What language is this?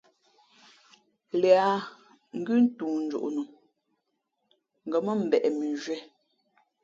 Fe'fe'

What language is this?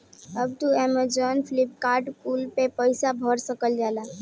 Bhojpuri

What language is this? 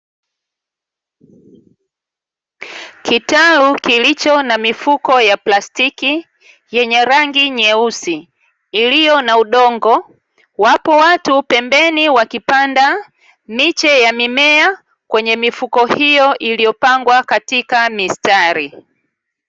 Swahili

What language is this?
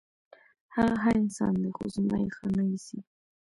Pashto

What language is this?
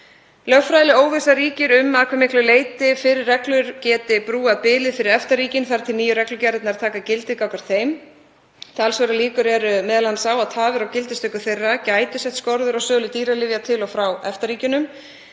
Icelandic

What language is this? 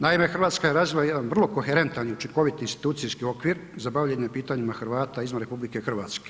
Croatian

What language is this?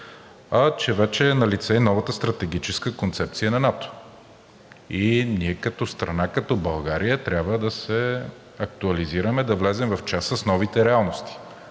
Bulgarian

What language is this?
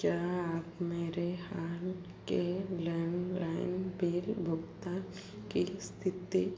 Hindi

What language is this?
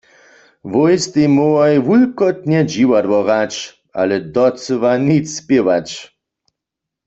Upper Sorbian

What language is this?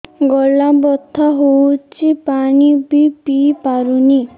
Odia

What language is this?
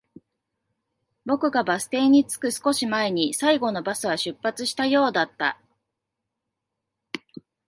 Japanese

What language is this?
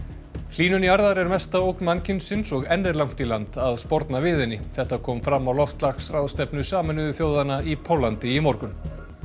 Icelandic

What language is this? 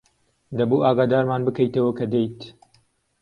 Central Kurdish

